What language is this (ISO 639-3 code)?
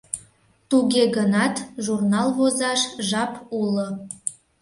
chm